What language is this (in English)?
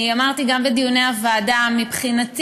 Hebrew